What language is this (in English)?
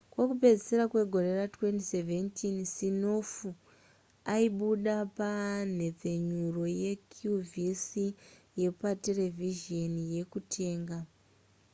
Shona